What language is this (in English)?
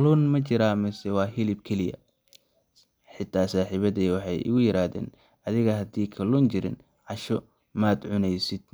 Somali